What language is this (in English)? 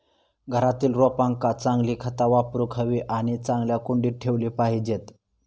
Marathi